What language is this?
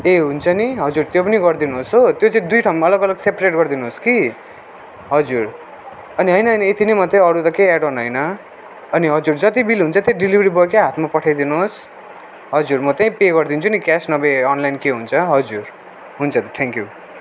Nepali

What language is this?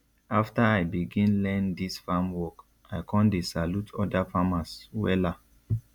Nigerian Pidgin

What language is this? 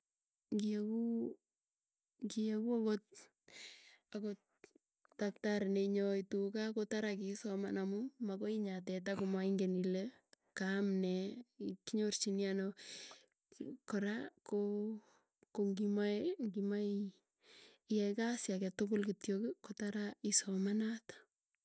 Tugen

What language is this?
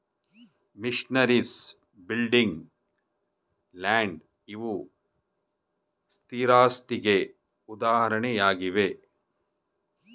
Kannada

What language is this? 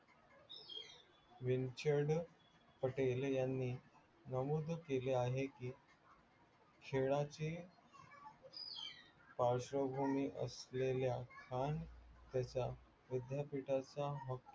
Marathi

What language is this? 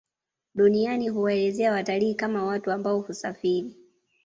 Swahili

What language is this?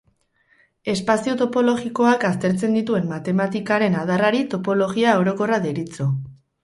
Basque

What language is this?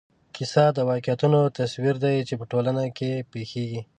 Pashto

